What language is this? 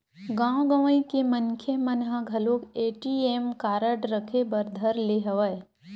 Chhattisgarhi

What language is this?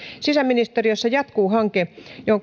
Finnish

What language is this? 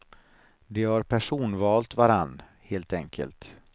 Swedish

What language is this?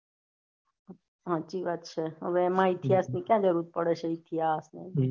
Gujarati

